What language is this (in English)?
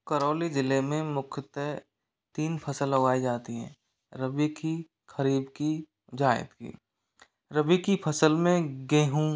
Hindi